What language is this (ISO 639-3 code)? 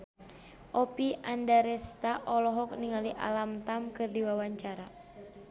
sun